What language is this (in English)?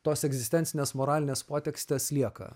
Lithuanian